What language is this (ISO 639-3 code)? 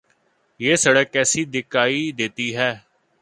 urd